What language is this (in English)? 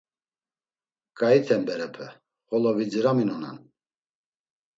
Laz